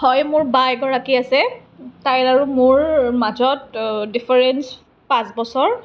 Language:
Assamese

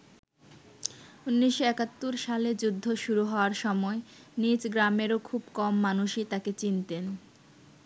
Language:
Bangla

